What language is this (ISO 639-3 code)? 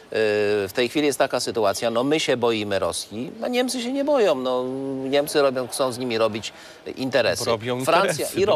pol